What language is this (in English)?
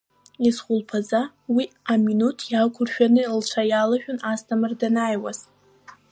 Abkhazian